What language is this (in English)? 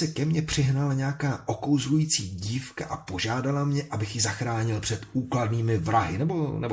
Czech